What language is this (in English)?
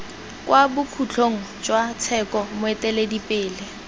Tswana